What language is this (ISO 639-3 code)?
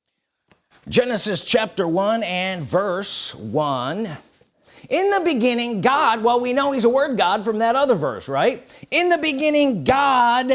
eng